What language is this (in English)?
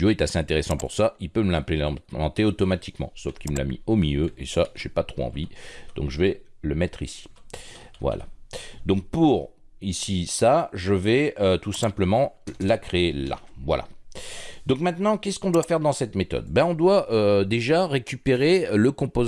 French